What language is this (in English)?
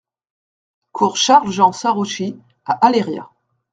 French